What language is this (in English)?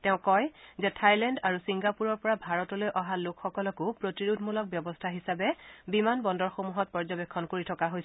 Assamese